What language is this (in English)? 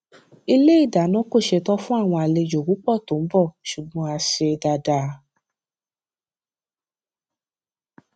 Yoruba